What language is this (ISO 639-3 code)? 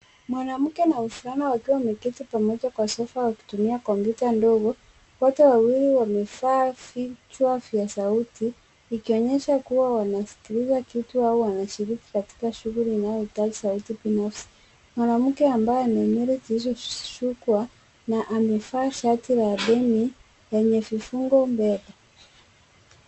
swa